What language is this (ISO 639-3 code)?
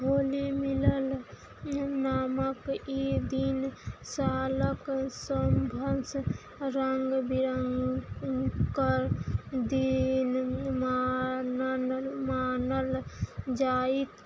mai